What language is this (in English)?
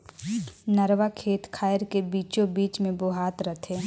Chhattisgarhi